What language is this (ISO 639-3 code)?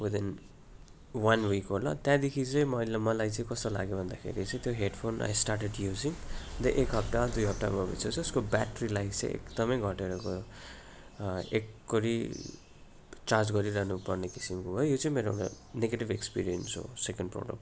nep